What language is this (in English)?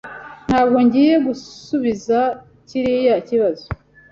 Kinyarwanda